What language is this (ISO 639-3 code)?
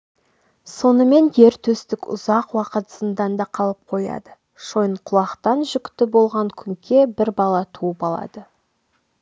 kaz